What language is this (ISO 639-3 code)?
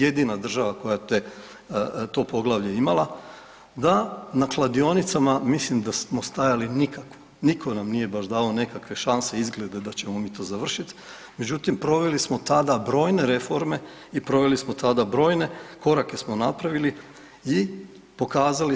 hrv